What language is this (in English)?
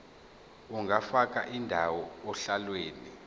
Zulu